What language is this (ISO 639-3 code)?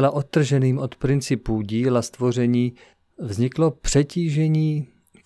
ces